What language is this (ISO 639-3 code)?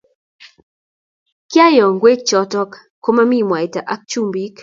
kln